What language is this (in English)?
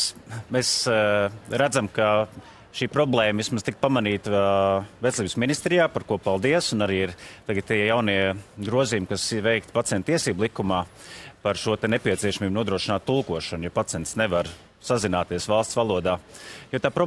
Latvian